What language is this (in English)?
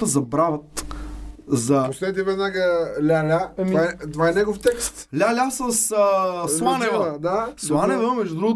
Bulgarian